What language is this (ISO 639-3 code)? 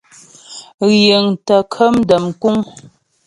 bbj